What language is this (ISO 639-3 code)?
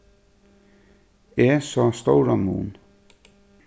fao